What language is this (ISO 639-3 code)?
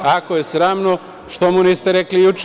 srp